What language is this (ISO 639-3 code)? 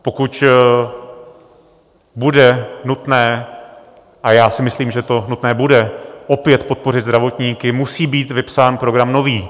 ces